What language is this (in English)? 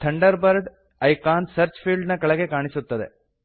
Kannada